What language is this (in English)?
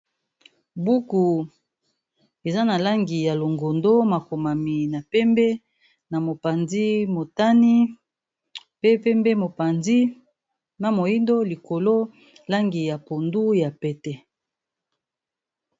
Lingala